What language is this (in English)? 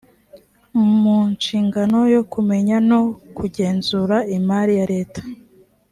Kinyarwanda